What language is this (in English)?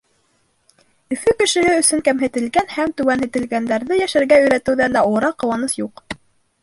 Bashkir